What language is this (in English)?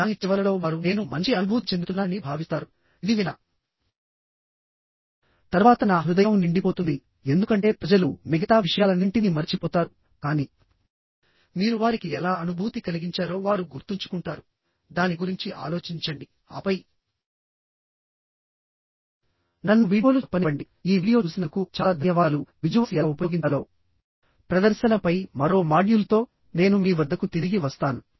Telugu